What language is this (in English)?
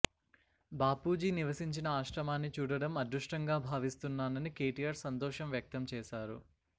Telugu